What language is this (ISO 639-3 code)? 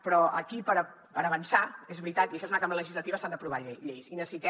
cat